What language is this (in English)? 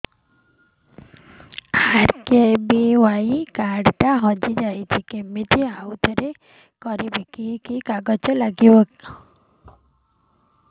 Odia